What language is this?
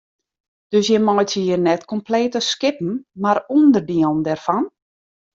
Western Frisian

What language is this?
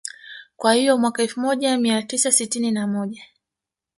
Swahili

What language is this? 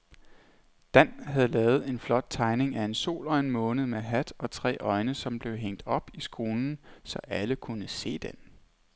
Danish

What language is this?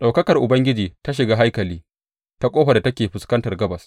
Hausa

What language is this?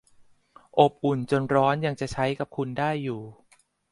Thai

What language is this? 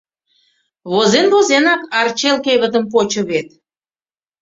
Mari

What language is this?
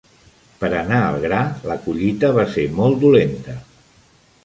Catalan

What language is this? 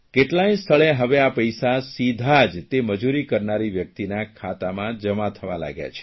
Gujarati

